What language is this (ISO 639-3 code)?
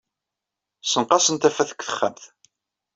kab